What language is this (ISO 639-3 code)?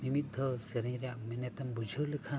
sat